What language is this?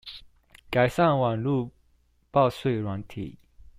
Chinese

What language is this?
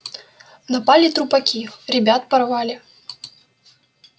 Russian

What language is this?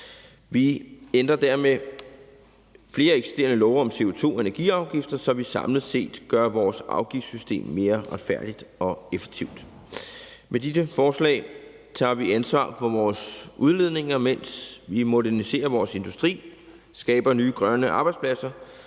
Danish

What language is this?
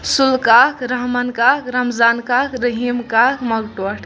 Kashmiri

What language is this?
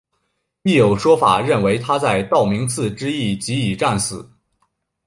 Chinese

